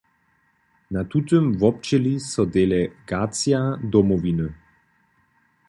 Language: Upper Sorbian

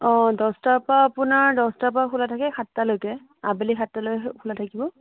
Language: Assamese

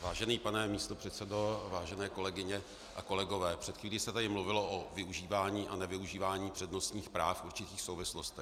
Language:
Czech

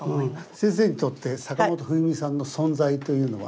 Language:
Japanese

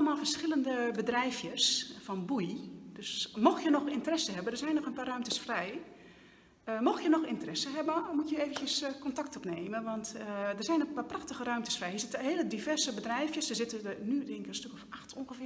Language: Dutch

